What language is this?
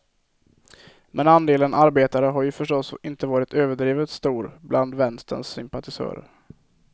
Swedish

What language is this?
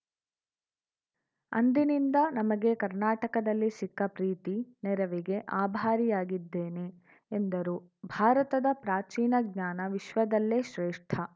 Kannada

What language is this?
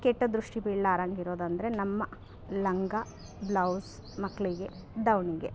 Kannada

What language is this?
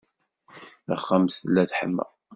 Kabyle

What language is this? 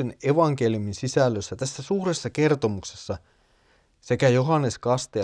Finnish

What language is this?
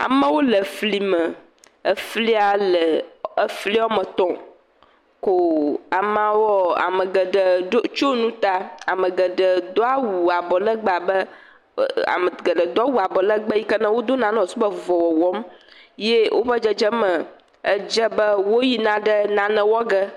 Ewe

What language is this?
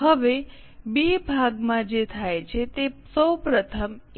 Gujarati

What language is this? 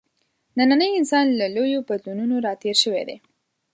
Pashto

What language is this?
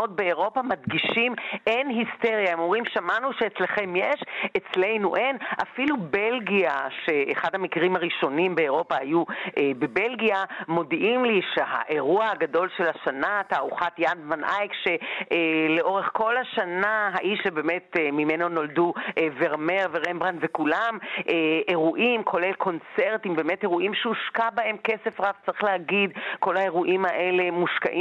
Hebrew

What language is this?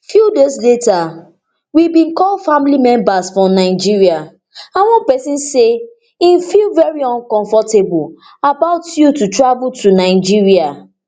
Nigerian Pidgin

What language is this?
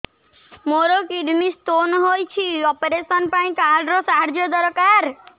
Odia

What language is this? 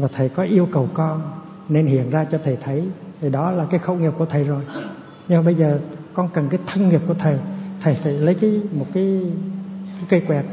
Vietnamese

